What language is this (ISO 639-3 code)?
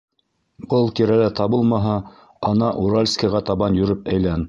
bak